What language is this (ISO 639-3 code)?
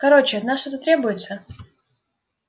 rus